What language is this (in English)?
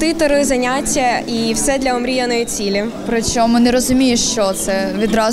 Ukrainian